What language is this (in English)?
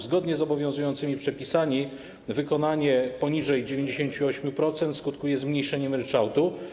Polish